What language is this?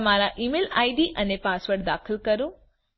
Gujarati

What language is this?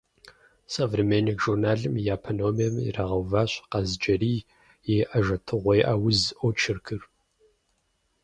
Kabardian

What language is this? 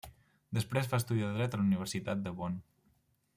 Catalan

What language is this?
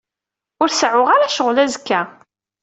Kabyle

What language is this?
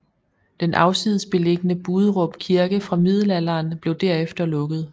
Danish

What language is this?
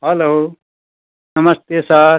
Nepali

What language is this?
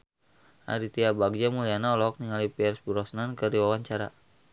Sundanese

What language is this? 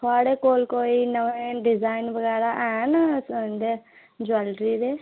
Dogri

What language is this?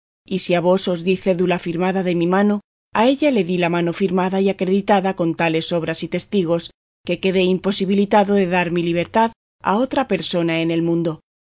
Spanish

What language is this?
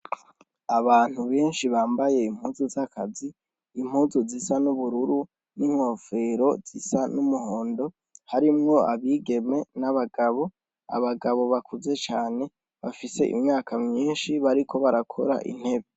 Rundi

